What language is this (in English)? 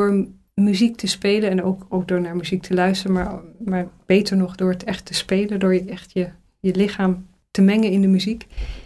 Dutch